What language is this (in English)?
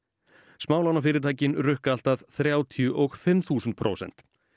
Icelandic